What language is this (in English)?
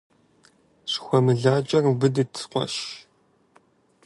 Kabardian